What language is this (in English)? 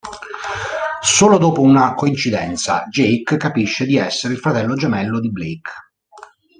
Italian